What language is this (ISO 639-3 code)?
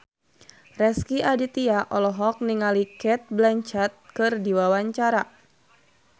sun